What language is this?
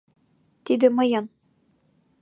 Mari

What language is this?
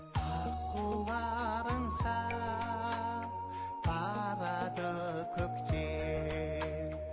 Kazakh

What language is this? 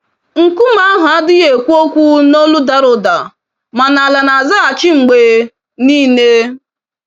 Igbo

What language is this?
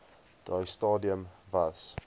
Afrikaans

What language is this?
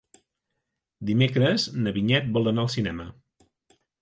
Catalan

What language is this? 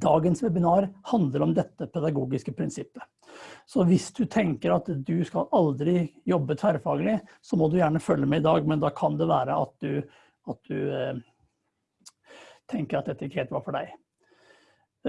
Norwegian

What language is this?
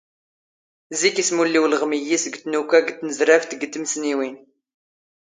Standard Moroccan Tamazight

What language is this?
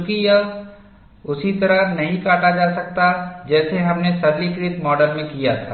Hindi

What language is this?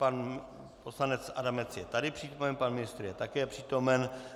Czech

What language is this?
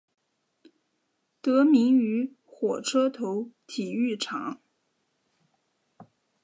Chinese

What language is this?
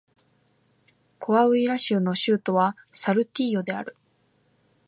Japanese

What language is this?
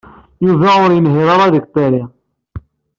Kabyle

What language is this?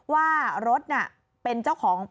Thai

